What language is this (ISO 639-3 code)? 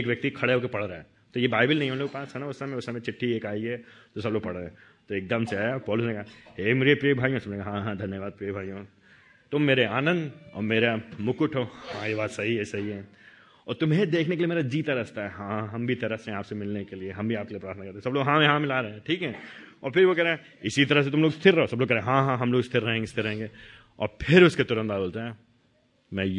hin